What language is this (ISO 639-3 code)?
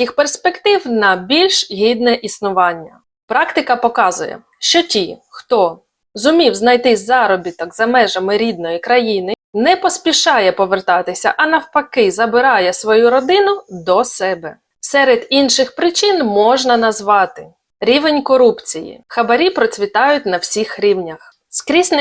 ukr